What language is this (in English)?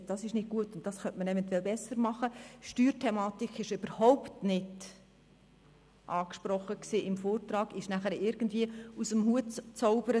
Swiss German